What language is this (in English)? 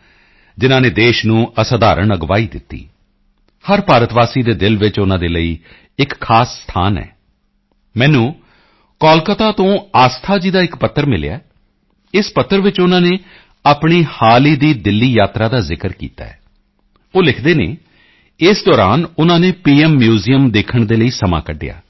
Punjabi